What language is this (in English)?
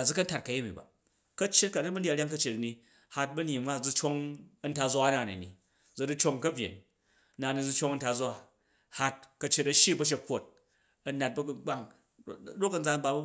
Jju